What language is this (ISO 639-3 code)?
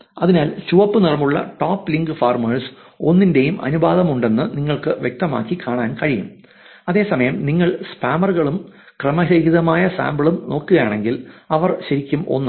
mal